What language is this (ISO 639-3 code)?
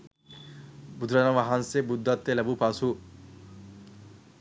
sin